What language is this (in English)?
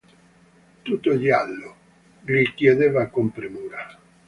Italian